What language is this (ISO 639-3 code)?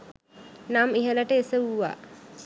sin